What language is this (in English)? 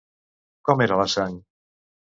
Catalan